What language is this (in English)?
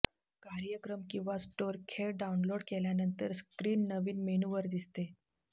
Marathi